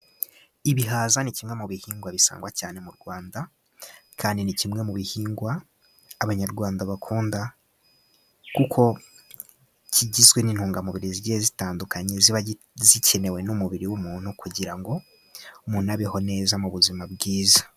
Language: Kinyarwanda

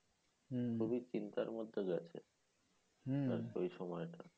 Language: Bangla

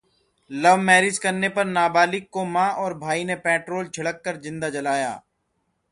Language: Hindi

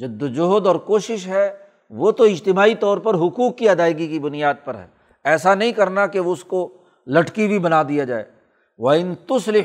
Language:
Urdu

